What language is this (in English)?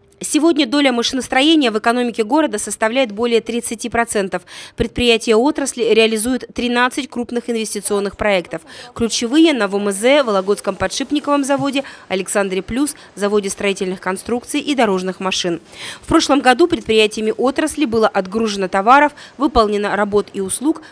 Russian